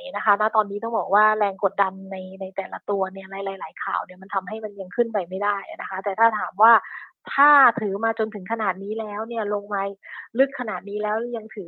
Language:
Thai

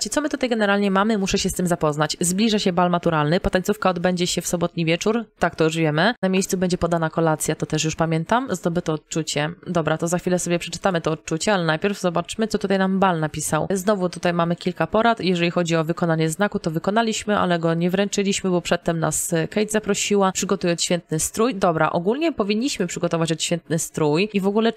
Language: Polish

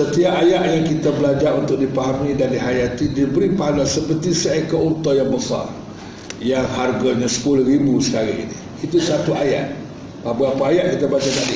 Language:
Malay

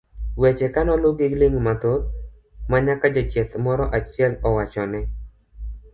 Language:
Luo (Kenya and Tanzania)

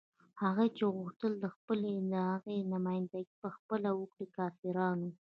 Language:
Pashto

